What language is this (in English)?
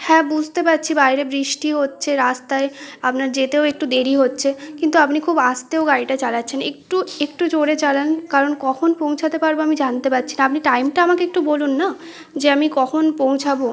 Bangla